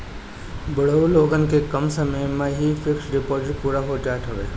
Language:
Bhojpuri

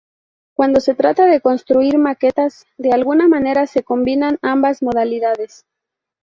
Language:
Spanish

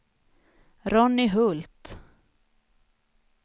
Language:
Swedish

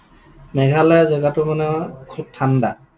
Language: Assamese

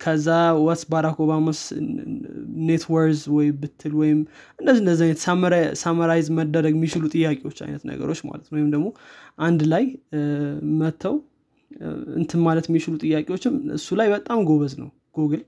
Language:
Amharic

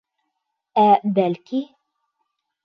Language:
Bashkir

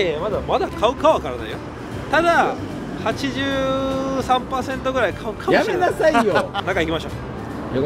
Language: Japanese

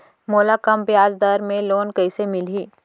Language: Chhattisgarhi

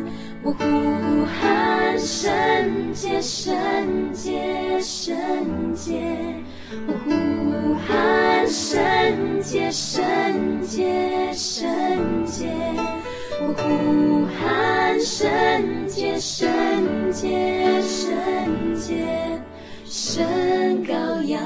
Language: Chinese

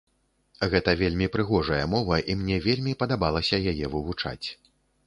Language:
Belarusian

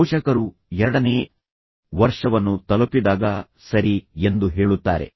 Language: Kannada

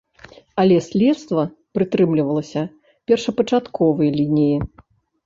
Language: Belarusian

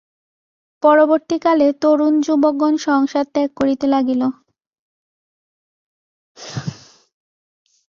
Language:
Bangla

